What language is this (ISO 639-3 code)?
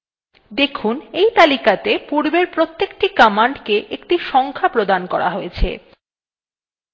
ben